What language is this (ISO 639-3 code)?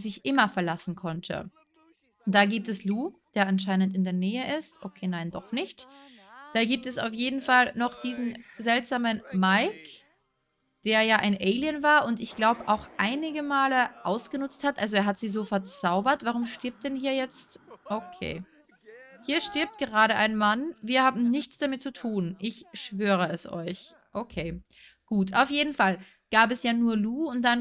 deu